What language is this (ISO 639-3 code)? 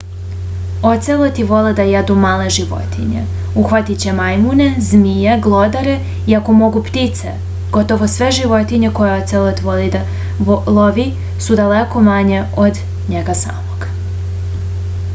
srp